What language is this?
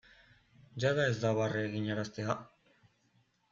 Basque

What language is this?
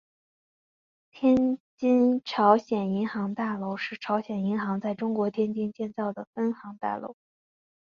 Chinese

